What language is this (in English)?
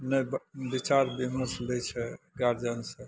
Maithili